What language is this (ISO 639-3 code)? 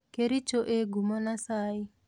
kik